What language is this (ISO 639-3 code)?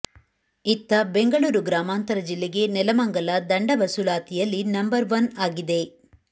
kan